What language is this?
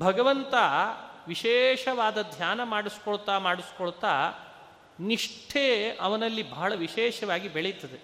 Kannada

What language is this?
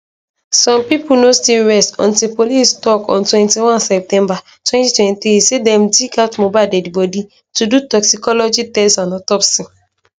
Nigerian Pidgin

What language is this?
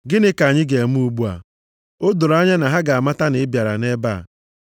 Igbo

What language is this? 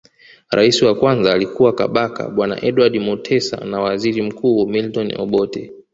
Swahili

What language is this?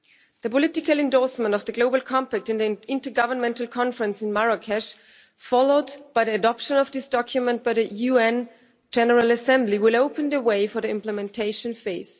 English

